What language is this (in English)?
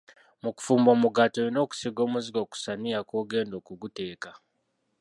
Ganda